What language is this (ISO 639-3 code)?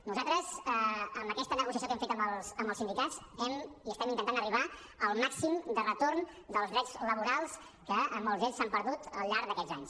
cat